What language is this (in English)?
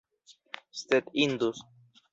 Esperanto